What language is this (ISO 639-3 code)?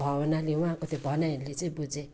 nep